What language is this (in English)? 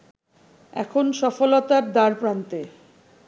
Bangla